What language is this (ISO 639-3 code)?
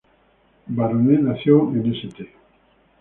spa